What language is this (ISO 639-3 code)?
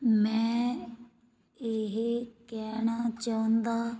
pan